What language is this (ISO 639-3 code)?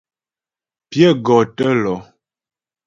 bbj